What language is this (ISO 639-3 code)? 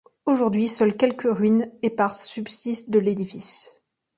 fra